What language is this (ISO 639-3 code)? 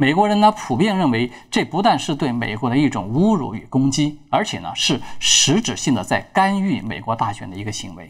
zho